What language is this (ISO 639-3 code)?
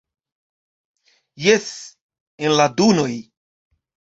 epo